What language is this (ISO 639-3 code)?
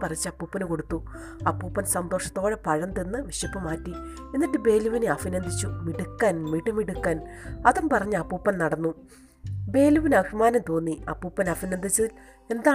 mal